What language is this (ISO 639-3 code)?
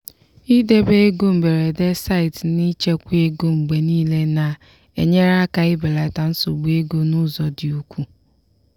ibo